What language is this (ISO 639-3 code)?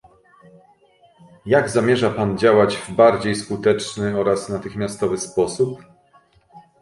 pol